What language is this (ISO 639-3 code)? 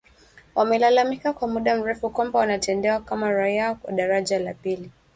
swa